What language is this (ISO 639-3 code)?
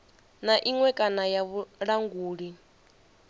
ven